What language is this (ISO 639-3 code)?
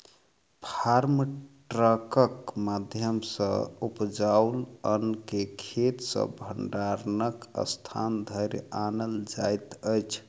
mai